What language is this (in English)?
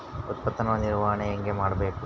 Kannada